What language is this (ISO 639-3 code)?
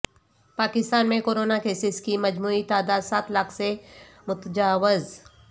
urd